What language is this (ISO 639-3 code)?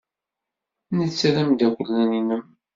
kab